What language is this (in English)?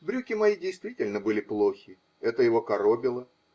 Russian